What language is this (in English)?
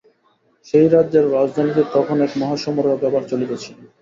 Bangla